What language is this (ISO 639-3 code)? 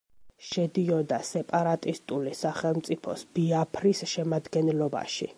kat